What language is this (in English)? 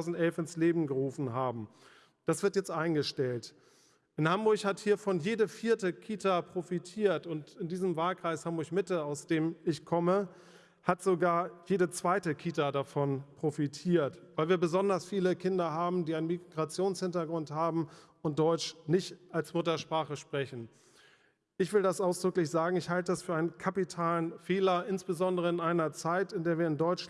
German